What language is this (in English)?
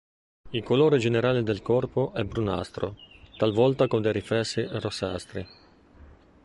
Italian